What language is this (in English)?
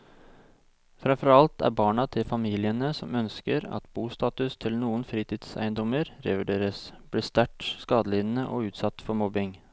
Norwegian